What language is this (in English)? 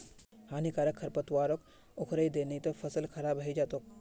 Magahi